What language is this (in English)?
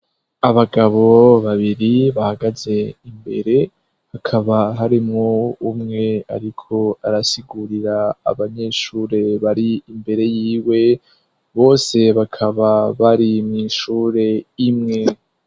Rundi